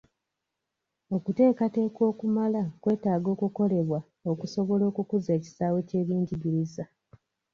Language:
Ganda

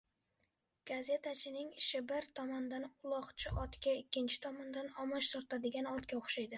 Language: Uzbek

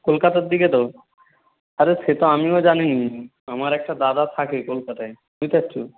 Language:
Bangla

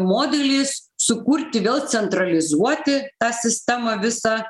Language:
Lithuanian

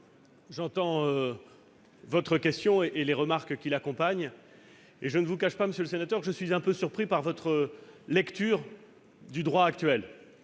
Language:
French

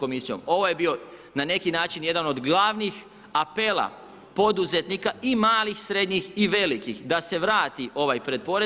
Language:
Croatian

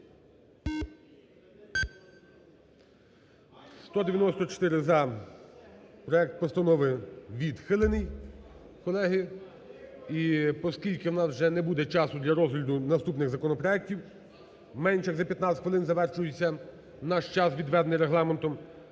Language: Ukrainian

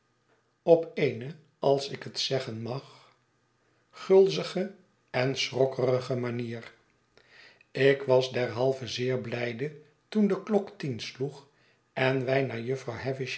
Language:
Dutch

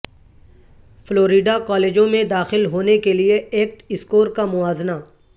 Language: Urdu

